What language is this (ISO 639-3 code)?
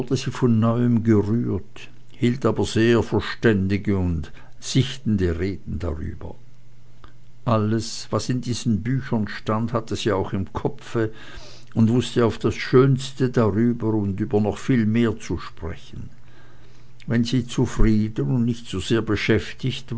deu